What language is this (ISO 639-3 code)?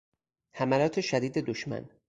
fas